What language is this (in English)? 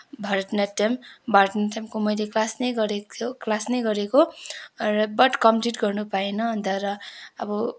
Nepali